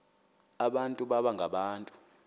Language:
Xhosa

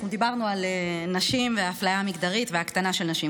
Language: Hebrew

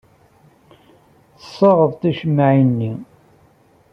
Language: Kabyle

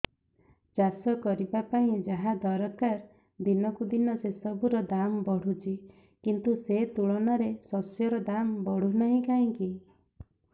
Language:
Odia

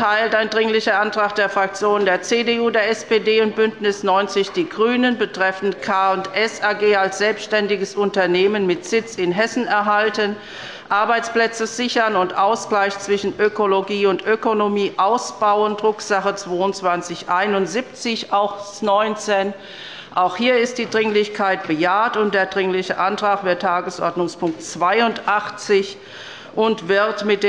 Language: German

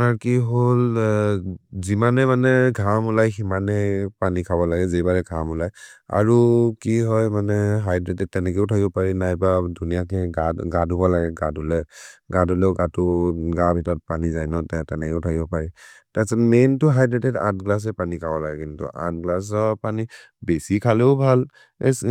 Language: Maria (India)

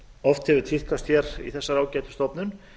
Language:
Icelandic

